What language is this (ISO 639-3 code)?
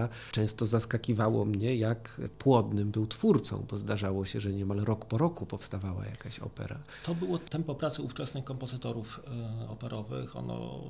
pol